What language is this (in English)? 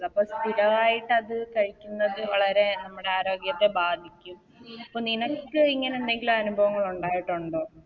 Malayalam